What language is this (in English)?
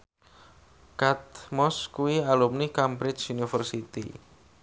Javanese